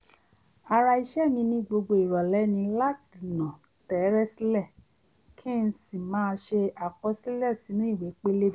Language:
Yoruba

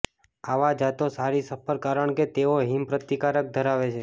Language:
Gujarati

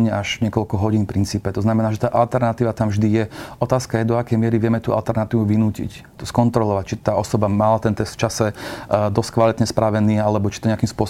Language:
Slovak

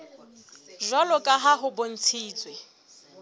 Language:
Southern Sotho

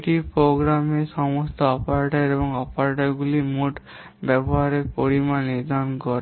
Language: Bangla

